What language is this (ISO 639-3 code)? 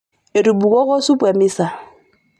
mas